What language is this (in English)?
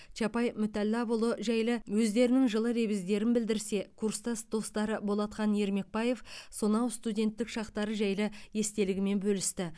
Kazakh